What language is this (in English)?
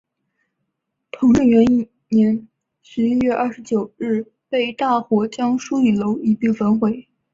Chinese